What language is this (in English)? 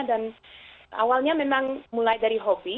Indonesian